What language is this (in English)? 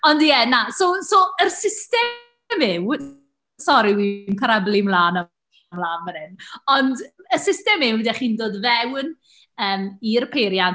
Welsh